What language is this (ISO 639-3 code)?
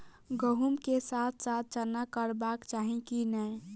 mai